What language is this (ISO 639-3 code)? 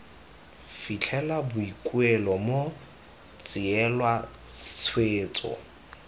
tsn